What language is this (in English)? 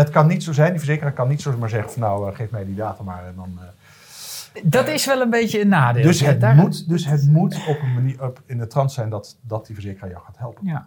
Dutch